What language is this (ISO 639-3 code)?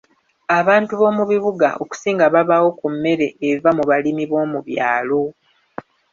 lug